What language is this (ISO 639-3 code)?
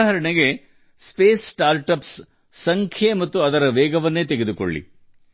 kan